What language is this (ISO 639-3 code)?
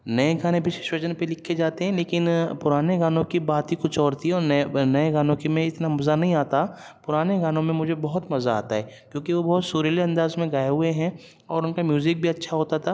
urd